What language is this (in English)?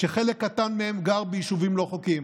Hebrew